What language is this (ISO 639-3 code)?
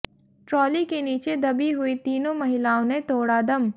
hin